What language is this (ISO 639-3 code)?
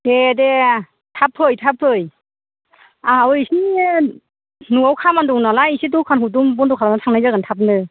brx